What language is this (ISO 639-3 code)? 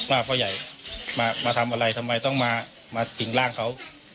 tha